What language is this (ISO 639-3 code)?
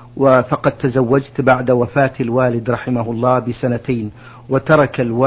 ara